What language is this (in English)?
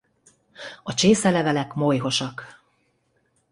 Hungarian